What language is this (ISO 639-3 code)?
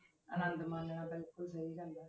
pan